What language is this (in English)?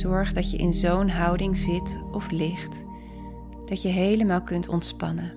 Dutch